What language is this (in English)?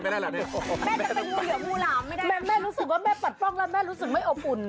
Thai